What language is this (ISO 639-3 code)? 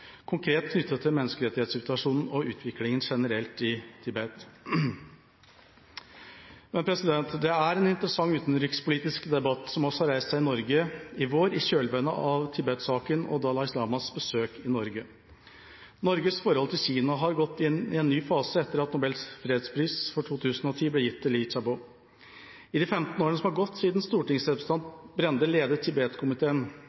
nob